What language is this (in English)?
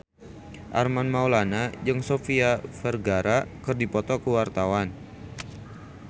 Sundanese